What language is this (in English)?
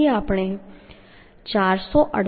Gujarati